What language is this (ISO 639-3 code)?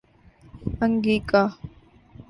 urd